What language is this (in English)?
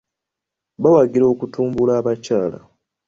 Ganda